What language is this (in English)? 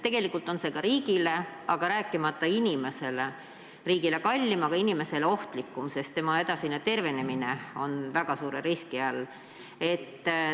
Estonian